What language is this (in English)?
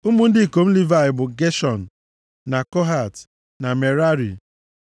Igbo